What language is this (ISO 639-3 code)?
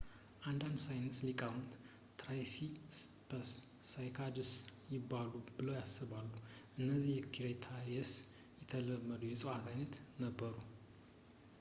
amh